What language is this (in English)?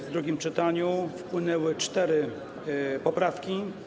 Polish